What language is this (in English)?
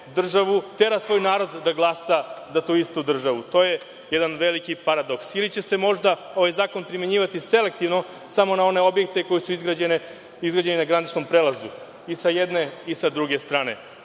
Serbian